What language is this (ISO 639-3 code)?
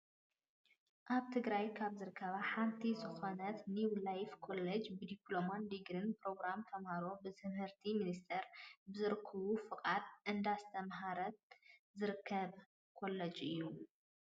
tir